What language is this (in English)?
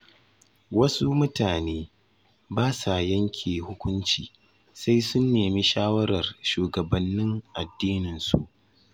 Hausa